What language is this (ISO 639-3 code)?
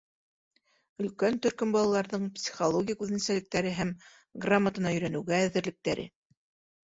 bak